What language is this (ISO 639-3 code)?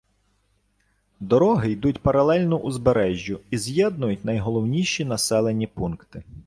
ukr